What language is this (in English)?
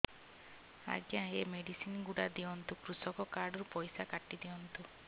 Odia